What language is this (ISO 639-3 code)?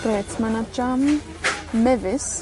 cym